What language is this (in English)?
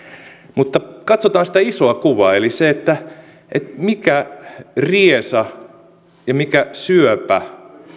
Finnish